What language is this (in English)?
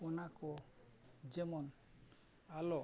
Santali